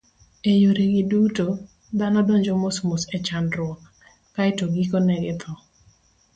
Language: Luo (Kenya and Tanzania)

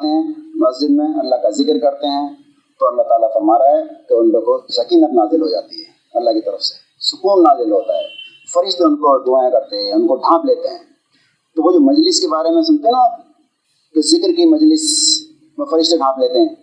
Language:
Urdu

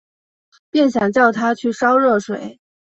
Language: Chinese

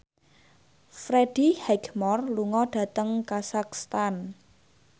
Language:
Javanese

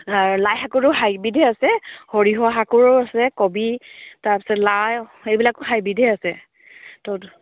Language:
Assamese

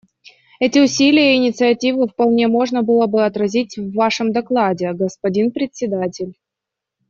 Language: Russian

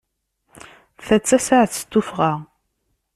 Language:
Kabyle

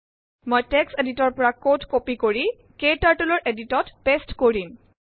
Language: Assamese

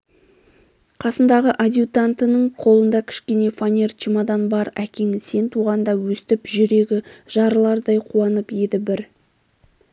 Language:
Kazakh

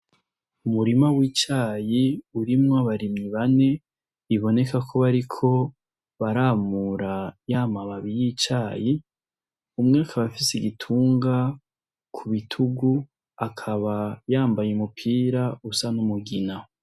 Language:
Rundi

